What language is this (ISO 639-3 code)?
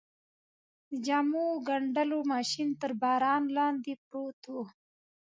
pus